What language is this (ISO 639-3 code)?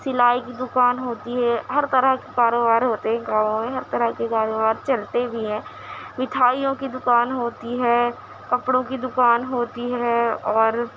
urd